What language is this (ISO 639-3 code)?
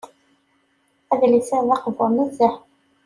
kab